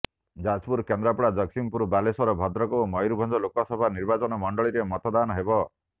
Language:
Odia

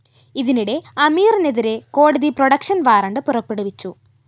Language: Malayalam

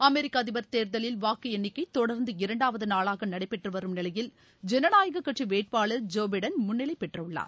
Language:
Tamil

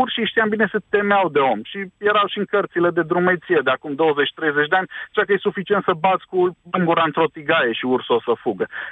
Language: Romanian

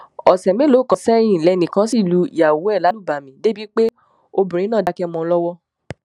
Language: Yoruba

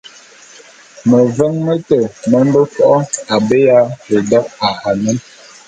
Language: Bulu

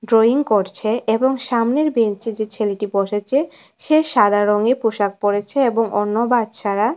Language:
Bangla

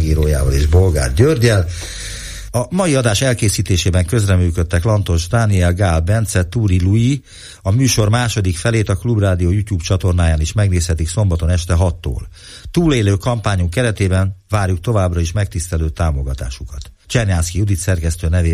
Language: Hungarian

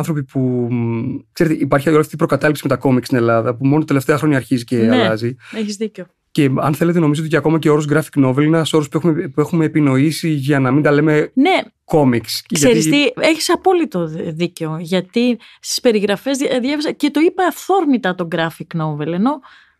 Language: Greek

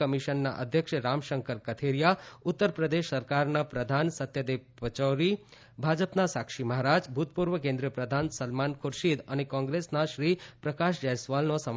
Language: Gujarati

